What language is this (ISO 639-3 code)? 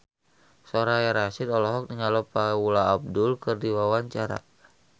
sun